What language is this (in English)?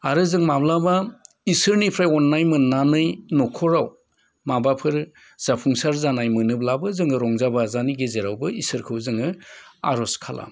Bodo